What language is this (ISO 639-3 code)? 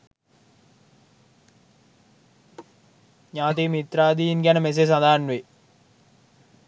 sin